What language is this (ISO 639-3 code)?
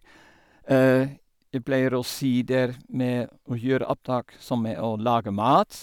nor